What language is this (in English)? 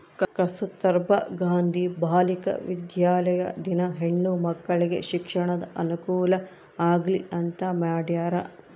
Kannada